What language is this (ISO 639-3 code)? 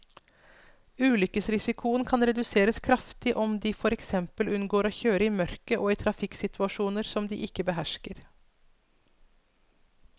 nor